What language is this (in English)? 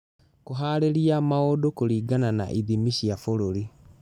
Kikuyu